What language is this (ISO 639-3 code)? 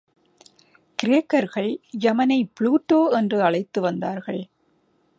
tam